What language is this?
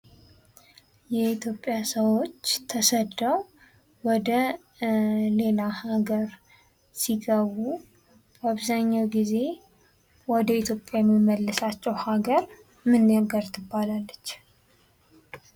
Amharic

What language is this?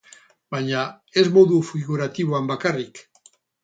Basque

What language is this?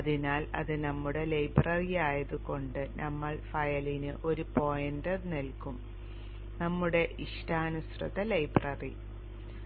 Malayalam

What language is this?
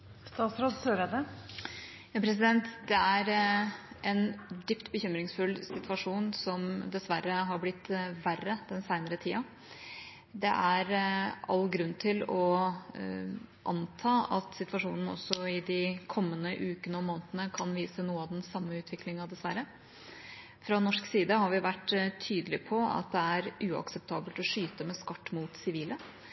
Norwegian Bokmål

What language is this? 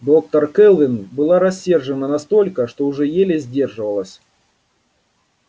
Russian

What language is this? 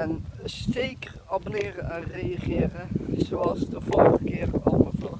Dutch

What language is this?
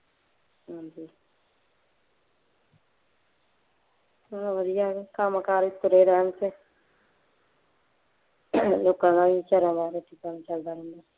Punjabi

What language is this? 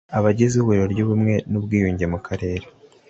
Kinyarwanda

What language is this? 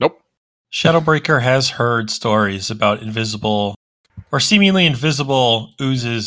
English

